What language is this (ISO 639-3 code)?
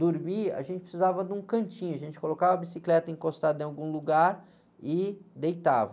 por